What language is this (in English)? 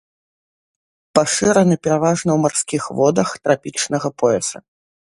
Belarusian